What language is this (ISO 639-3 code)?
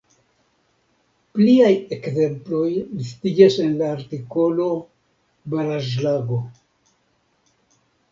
epo